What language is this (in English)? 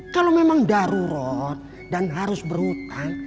Indonesian